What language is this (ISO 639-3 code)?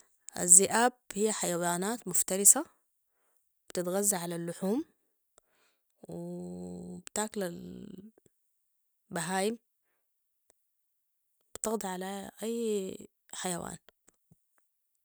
apd